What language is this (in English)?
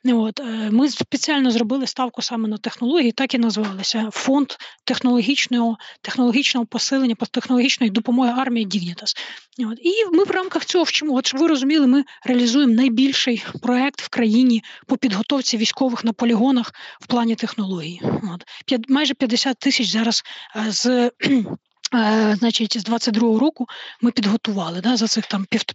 Ukrainian